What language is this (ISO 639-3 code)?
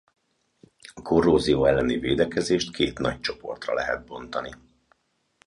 hun